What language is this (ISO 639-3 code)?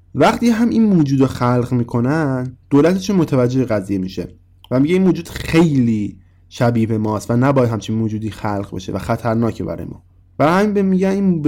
fas